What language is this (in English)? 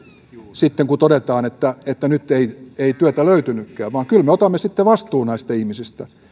Finnish